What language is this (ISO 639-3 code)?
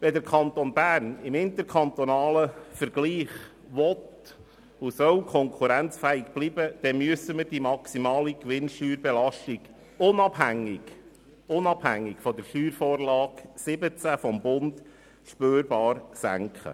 gsw